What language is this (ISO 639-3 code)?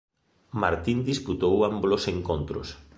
glg